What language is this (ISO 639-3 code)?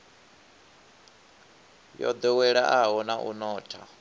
ven